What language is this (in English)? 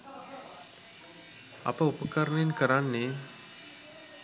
Sinhala